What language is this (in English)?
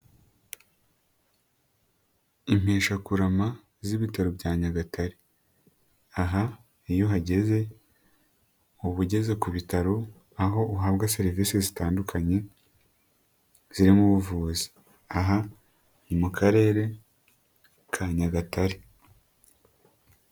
Kinyarwanda